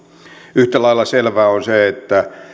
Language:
Finnish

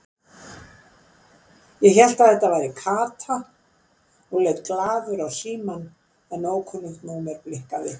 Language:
Icelandic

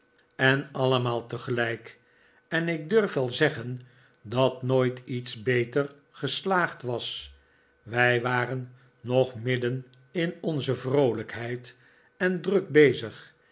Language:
Dutch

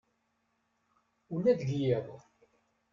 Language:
Kabyle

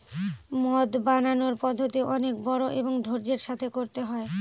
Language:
Bangla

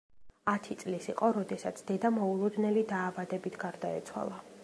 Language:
Georgian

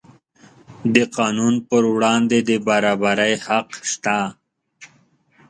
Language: Pashto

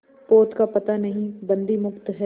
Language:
Hindi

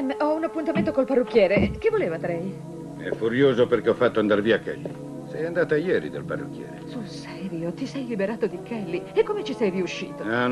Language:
Italian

